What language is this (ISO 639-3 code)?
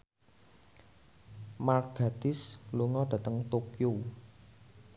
jav